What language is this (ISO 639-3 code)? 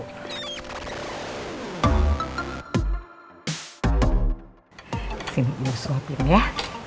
ind